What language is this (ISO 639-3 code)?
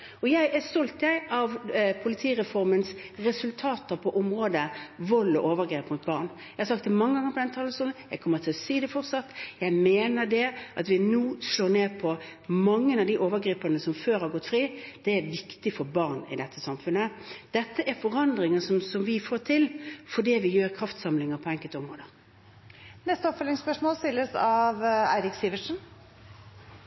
nor